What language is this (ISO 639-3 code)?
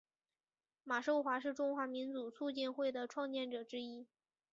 zho